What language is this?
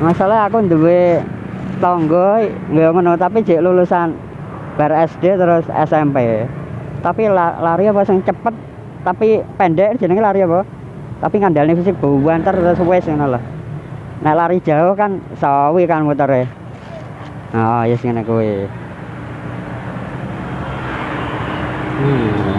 Indonesian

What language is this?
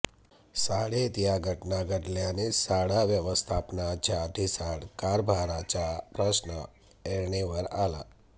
Marathi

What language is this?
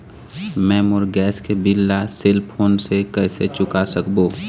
Chhattisgarhi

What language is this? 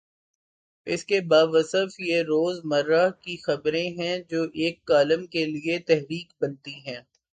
Urdu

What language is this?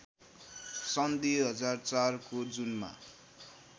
Nepali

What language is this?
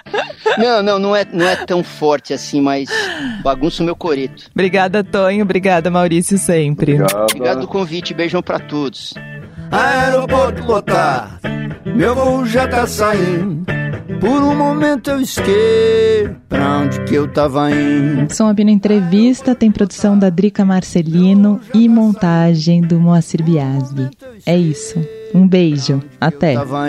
Portuguese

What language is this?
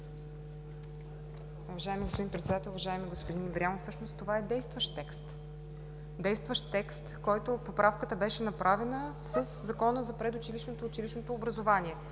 Bulgarian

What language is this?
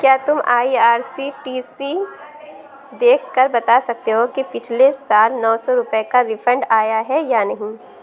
Urdu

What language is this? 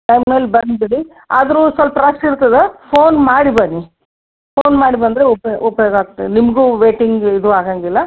Kannada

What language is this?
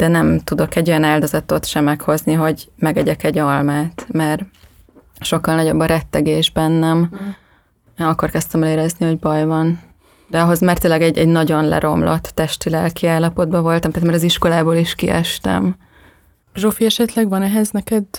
Hungarian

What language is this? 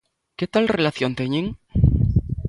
Galician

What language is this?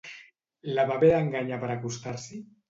Catalan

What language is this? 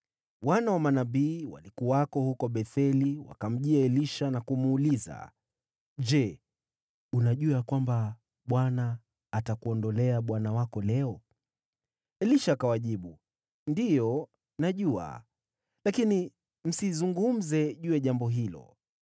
Swahili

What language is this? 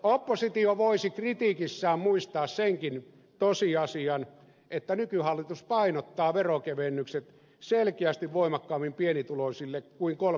Finnish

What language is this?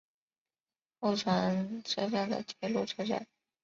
Chinese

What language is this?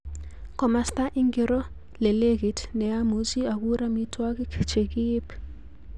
Kalenjin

